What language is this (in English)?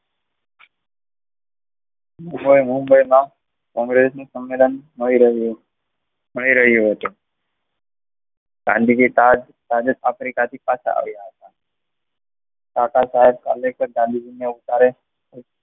Gujarati